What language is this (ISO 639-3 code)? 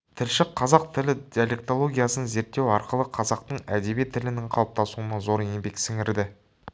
kaz